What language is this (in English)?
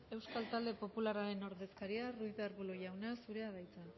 Basque